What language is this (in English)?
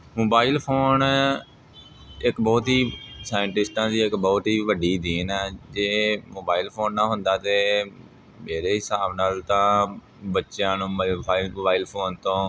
Punjabi